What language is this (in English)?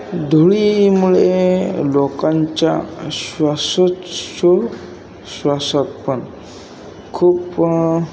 Marathi